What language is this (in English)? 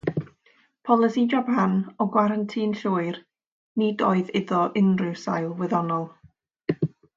Welsh